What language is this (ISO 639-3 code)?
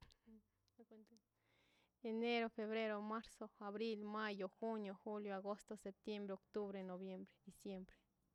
zpy